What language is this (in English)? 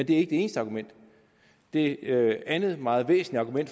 Danish